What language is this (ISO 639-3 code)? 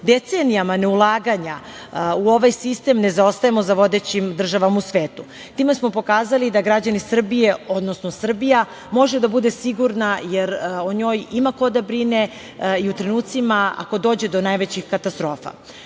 srp